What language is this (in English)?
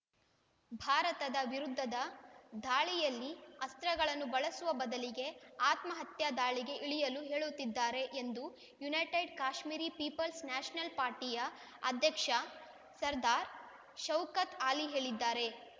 Kannada